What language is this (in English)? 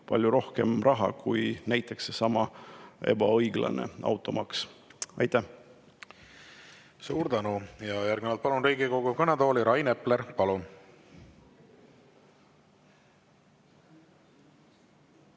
Estonian